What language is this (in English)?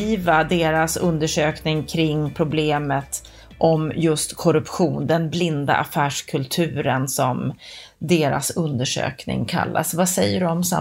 Swedish